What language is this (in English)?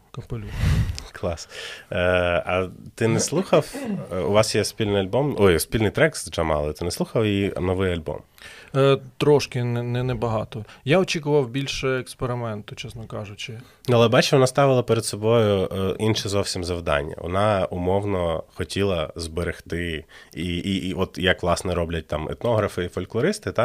Ukrainian